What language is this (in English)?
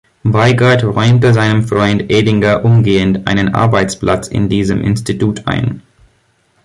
German